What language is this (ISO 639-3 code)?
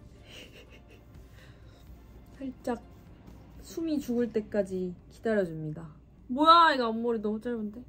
kor